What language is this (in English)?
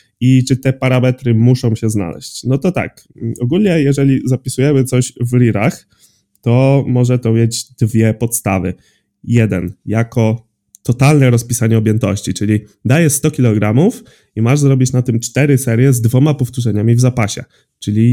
Polish